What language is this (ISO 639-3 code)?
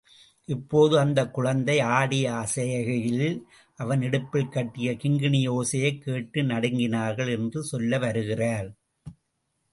tam